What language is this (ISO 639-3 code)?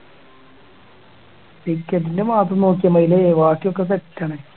mal